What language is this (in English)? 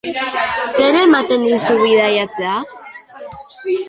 Basque